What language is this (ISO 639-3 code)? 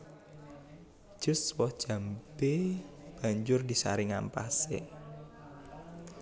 jav